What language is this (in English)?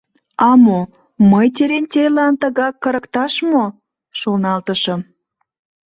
Mari